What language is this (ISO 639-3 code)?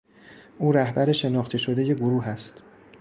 fas